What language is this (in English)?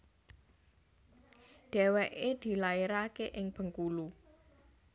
Javanese